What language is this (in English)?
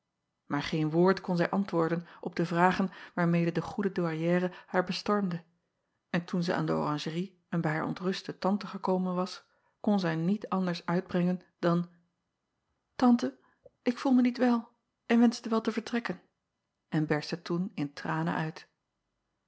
Dutch